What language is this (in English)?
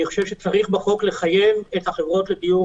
Hebrew